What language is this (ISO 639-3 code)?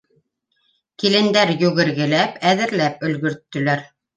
bak